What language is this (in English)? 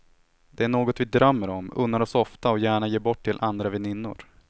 Swedish